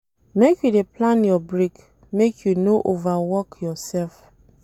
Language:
Nigerian Pidgin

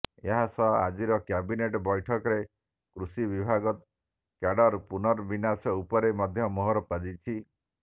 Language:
Odia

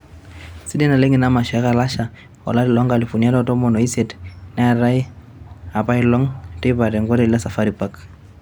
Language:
Masai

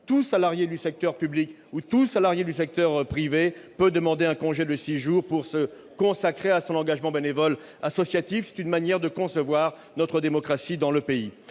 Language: French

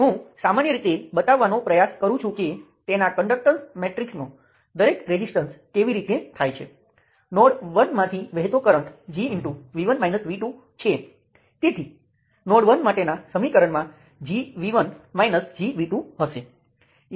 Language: Gujarati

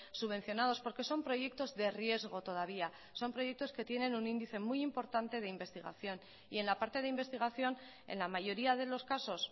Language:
Spanish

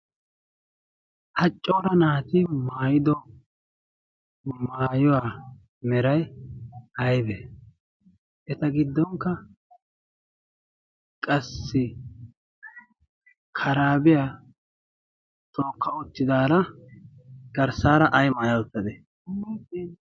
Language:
Wolaytta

